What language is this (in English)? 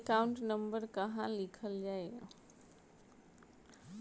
Bhojpuri